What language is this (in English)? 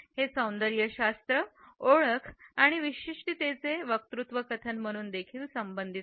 Marathi